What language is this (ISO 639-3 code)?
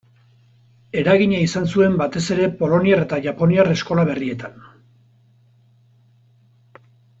eus